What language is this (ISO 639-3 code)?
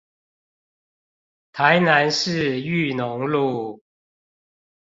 zho